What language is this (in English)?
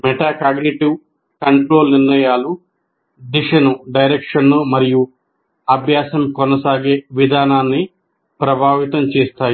Telugu